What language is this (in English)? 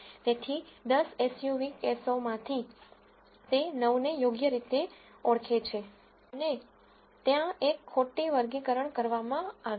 Gujarati